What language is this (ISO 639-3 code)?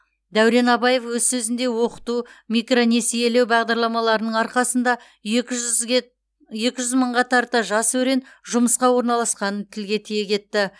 kaz